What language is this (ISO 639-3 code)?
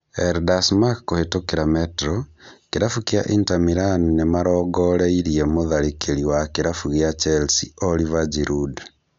kik